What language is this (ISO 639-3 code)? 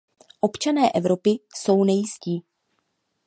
ces